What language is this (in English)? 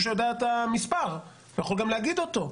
Hebrew